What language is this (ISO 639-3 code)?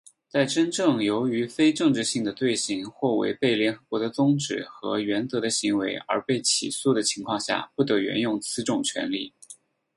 zho